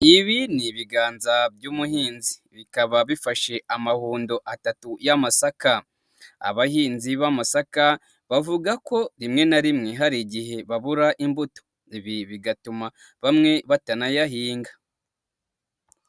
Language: Kinyarwanda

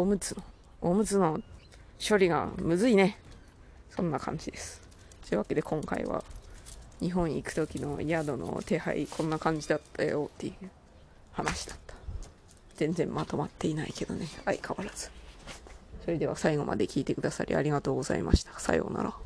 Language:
Japanese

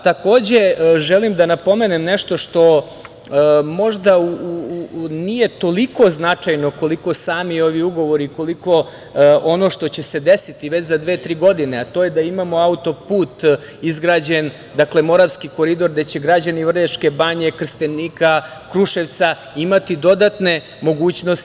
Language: Serbian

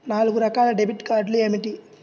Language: Telugu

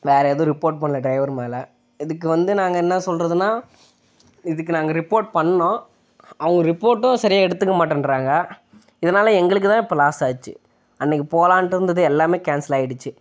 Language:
Tamil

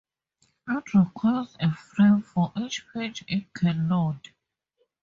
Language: English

